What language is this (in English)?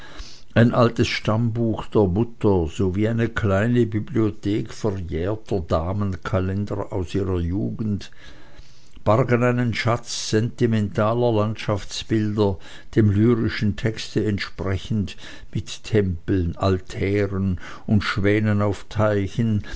German